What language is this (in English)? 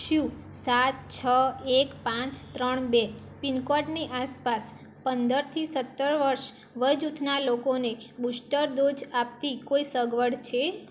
Gujarati